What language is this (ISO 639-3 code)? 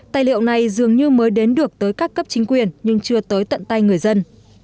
vie